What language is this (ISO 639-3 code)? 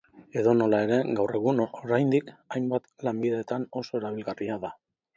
eus